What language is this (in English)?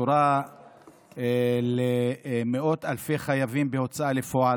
Hebrew